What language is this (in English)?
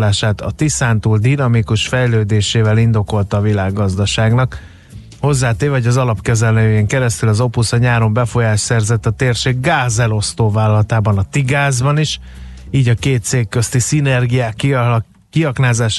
Hungarian